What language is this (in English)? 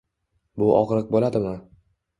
Uzbek